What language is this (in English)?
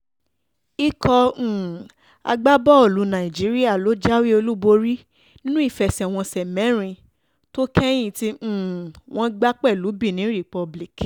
Yoruba